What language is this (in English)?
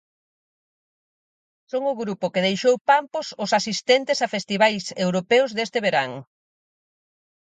Galician